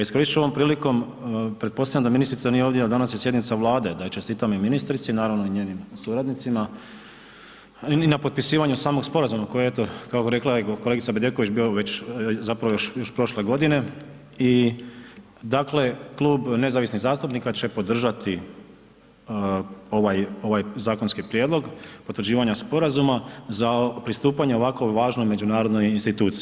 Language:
Croatian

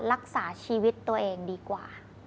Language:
Thai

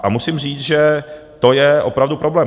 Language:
Czech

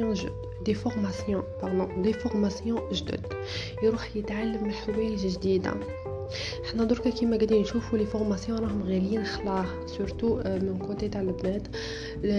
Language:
Arabic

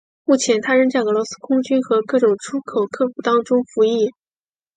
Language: Chinese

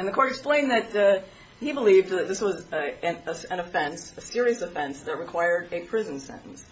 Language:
English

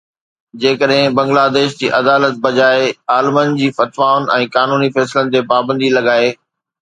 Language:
Sindhi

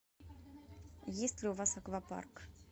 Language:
Russian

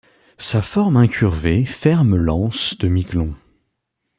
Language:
French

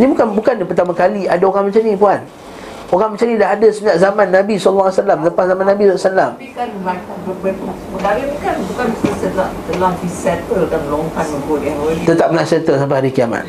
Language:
Malay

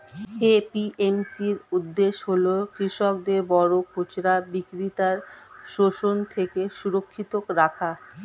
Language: Bangla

